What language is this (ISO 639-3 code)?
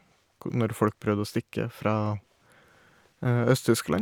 nor